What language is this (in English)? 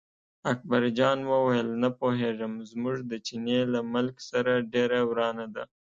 Pashto